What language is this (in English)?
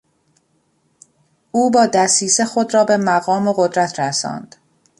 Persian